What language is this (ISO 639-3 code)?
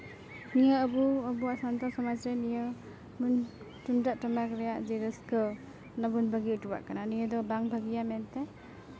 sat